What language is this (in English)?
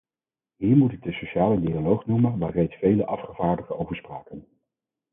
Dutch